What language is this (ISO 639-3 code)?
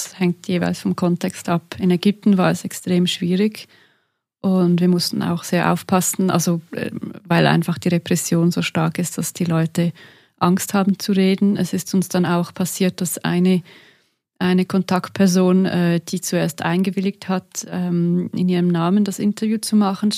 deu